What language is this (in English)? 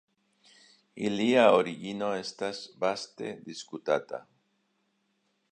Esperanto